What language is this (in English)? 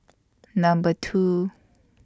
English